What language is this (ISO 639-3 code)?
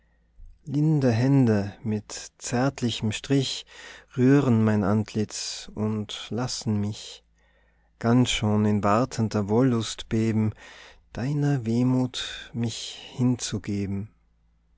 deu